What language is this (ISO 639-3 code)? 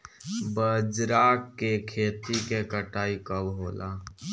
bho